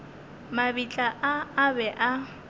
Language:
Northern Sotho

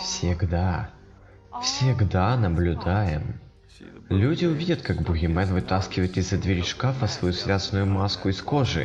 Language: Russian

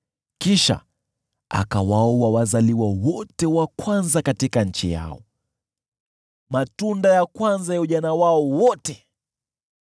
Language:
Swahili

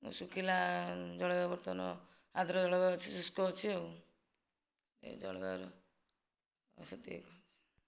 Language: Odia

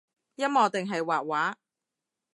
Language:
Cantonese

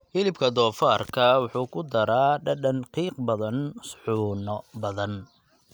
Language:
Somali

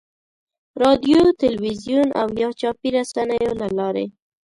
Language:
Pashto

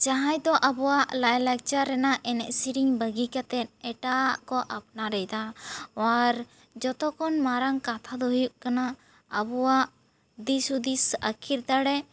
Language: Santali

